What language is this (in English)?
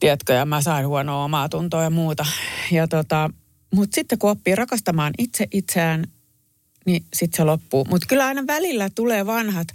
Finnish